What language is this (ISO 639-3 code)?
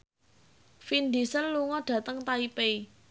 jav